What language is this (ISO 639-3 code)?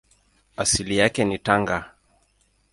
swa